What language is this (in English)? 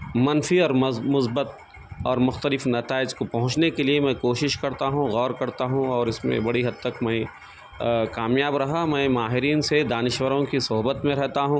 Urdu